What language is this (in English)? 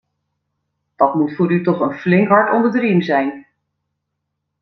Dutch